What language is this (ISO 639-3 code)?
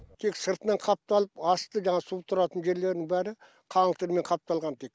kaz